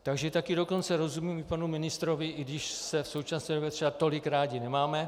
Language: Czech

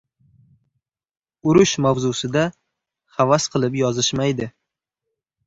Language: Uzbek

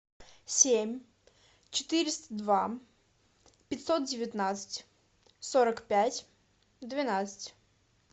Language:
Russian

